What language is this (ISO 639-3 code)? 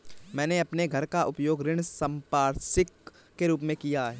hin